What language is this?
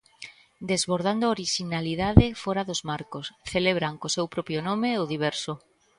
Galician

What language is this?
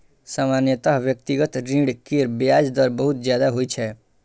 Maithili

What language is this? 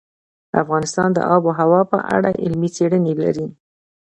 Pashto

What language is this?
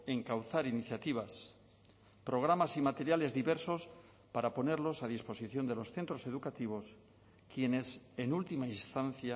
Spanish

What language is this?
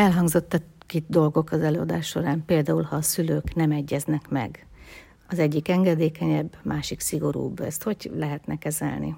Hungarian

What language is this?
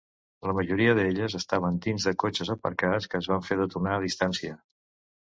Catalan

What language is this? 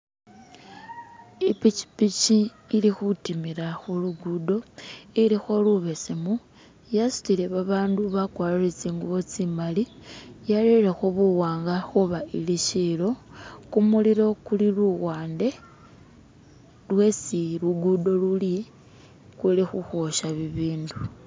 Masaaba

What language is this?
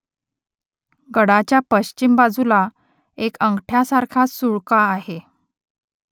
Marathi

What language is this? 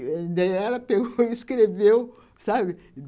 Portuguese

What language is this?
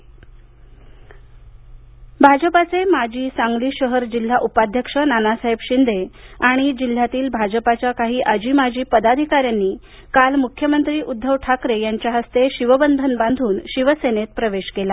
Marathi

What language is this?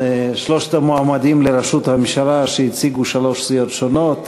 Hebrew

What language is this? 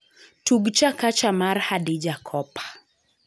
Luo (Kenya and Tanzania)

